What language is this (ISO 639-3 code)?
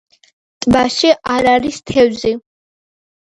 kat